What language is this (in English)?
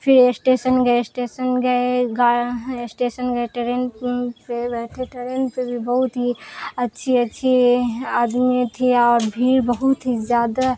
Urdu